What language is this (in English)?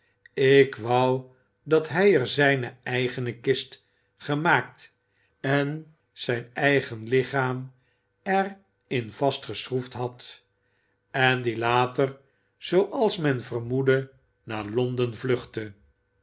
Dutch